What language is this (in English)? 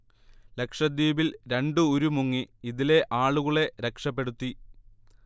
Malayalam